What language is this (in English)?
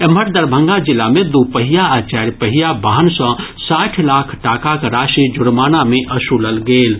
Maithili